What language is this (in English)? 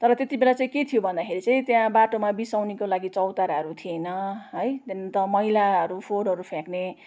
Nepali